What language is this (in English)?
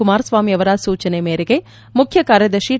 Kannada